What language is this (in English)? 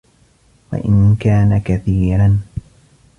Arabic